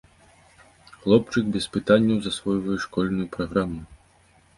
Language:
Belarusian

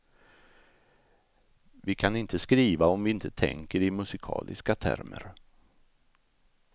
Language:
Swedish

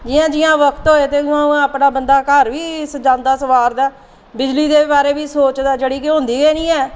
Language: Dogri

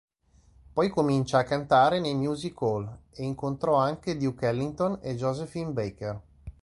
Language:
Italian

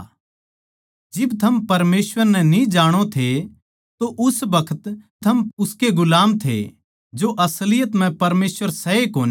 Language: Haryanvi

